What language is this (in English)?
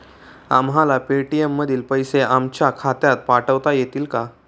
Marathi